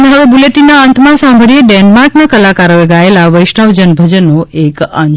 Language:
Gujarati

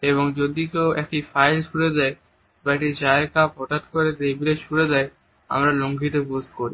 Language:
Bangla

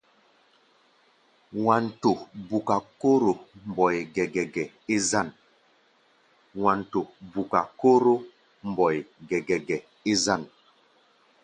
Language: Gbaya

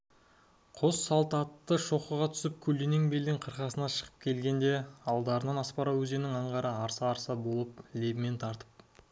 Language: Kazakh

